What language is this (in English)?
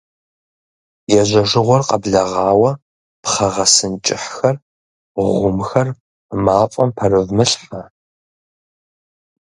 Kabardian